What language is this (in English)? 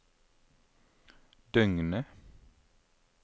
Norwegian